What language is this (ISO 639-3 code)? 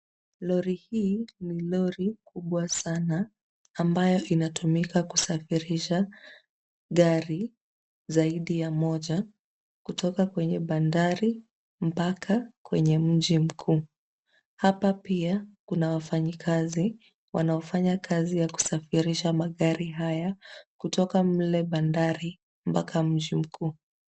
swa